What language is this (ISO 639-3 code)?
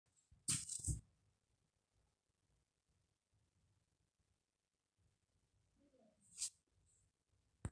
mas